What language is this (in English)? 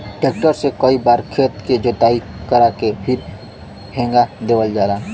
Bhojpuri